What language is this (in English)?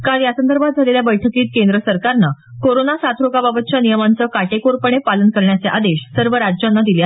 Marathi